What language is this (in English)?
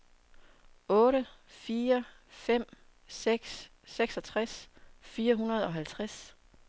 Danish